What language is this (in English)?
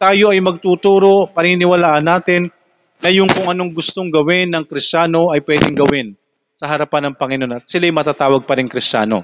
Filipino